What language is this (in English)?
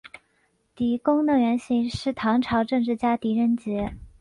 Chinese